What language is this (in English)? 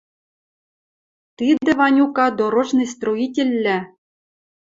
Western Mari